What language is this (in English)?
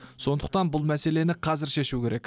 Kazakh